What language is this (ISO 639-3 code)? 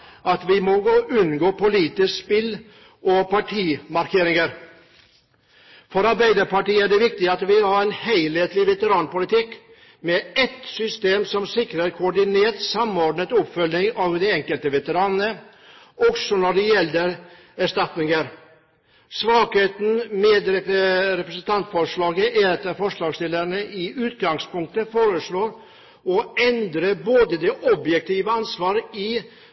nob